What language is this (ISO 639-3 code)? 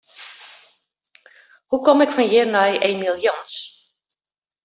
fry